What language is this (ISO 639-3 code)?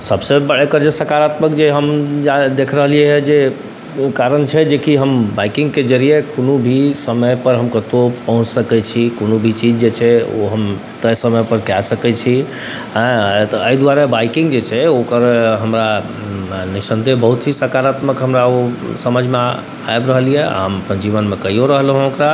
mai